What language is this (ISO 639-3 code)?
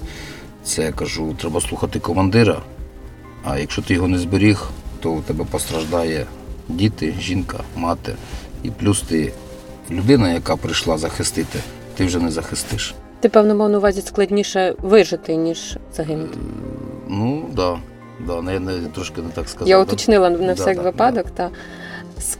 ukr